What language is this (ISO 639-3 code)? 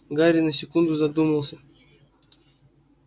rus